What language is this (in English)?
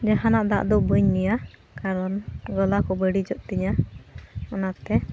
Santali